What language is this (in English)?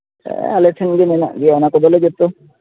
Santali